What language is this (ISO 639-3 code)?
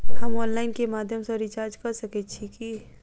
mai